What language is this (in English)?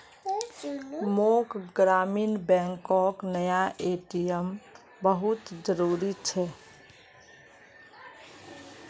Magahi